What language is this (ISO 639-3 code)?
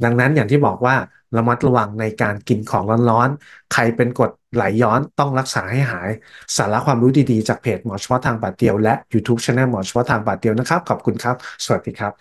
tha